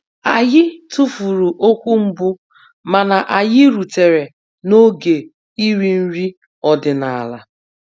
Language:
Igbo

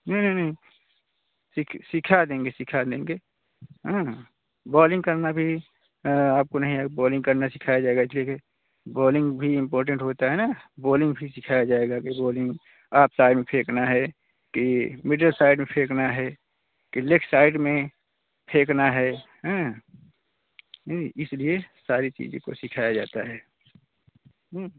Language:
Hindi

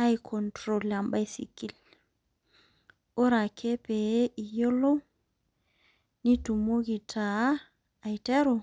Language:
Masai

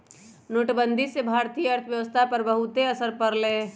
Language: Magahi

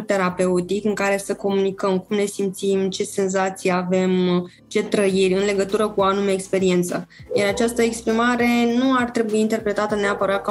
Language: Romanian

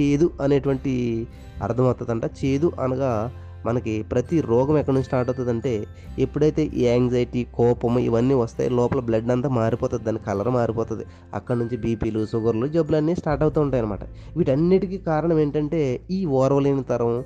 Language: Telugu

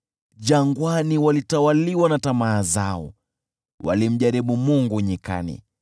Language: Swahili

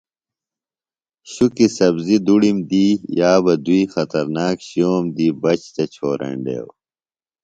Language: Phalura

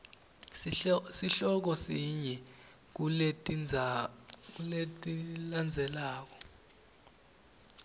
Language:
Swati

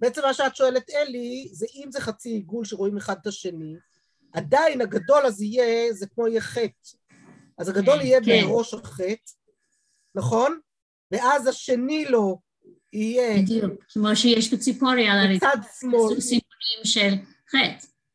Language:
Hebrew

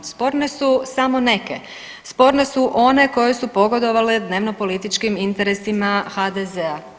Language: Croatian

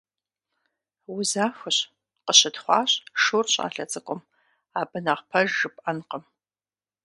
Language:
Kabardian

